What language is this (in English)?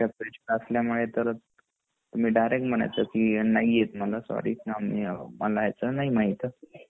Marathi